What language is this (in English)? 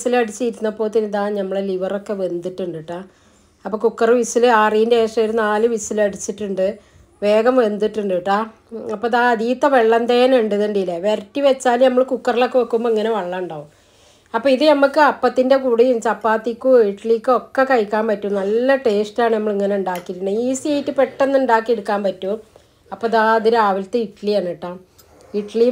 Norwegian